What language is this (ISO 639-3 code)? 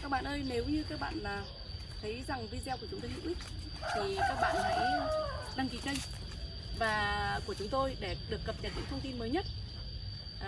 vie